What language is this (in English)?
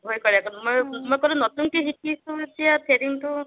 Assamese